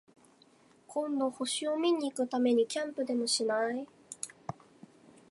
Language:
Japanese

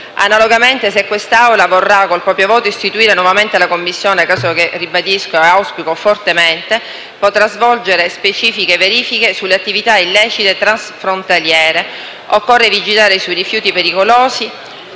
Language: Italian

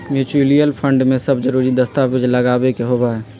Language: Magahi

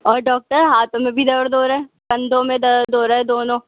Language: Urdu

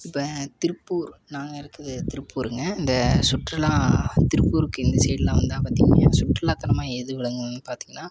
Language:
Tamil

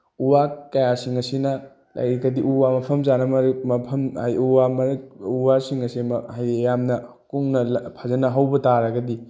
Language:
Manipuri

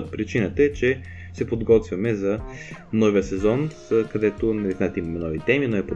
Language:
Bulgarian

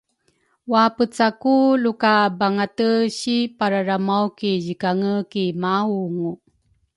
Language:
Rukai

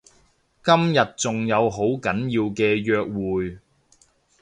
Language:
Cantonese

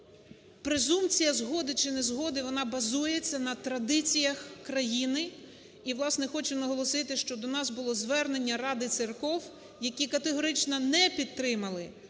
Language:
Ukrainian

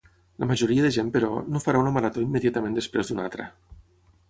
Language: Catalan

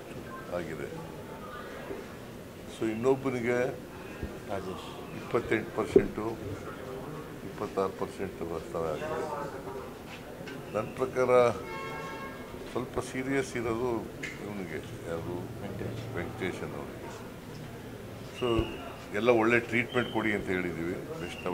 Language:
Romanian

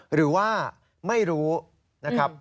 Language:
Thai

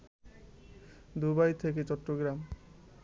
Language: Bangla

